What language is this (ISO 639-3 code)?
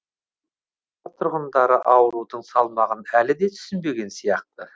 kaz